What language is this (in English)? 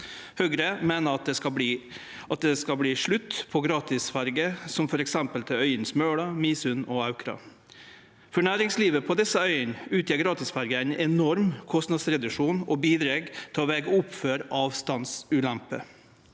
Norwegian